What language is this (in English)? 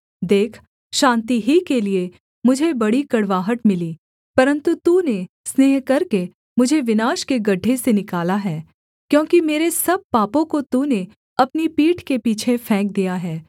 Hindi